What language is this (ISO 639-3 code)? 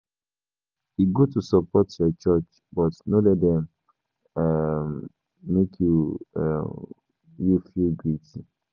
pcm